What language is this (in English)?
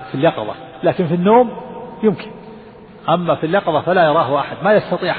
Arabic